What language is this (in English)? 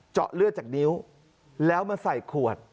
Thai